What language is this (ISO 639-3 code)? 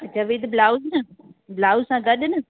snd